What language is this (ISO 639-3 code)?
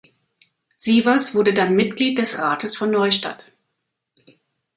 deu